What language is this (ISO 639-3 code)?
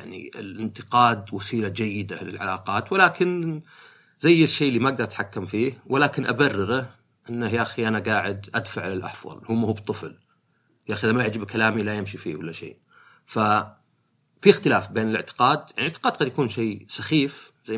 ara